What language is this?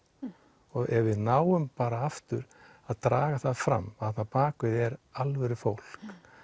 Icelandic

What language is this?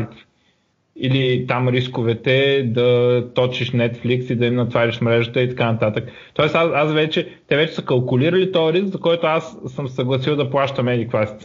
Bulgarian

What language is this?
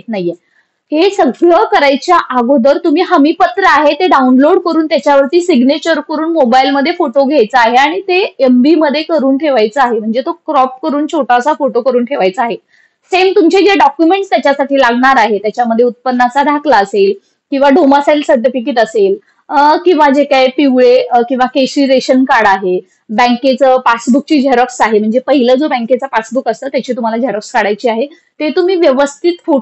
Marathi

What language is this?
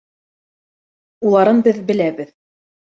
Bashkir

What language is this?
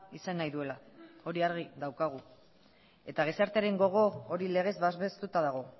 Basque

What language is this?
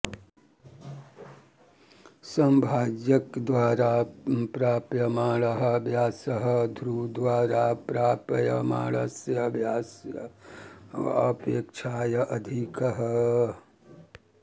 Sanskrit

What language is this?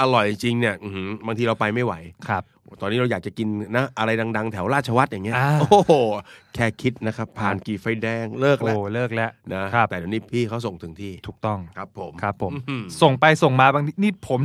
Thai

